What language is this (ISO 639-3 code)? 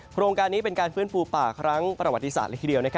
tha